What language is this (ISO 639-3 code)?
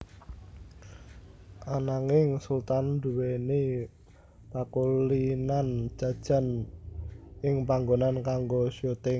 jav